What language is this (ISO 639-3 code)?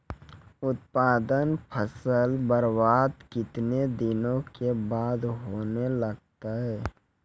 mai